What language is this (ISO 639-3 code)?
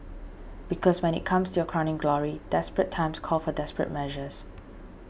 eng